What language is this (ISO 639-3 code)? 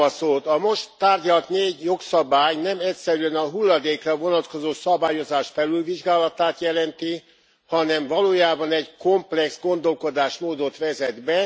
hun